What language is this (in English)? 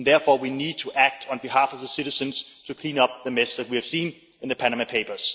English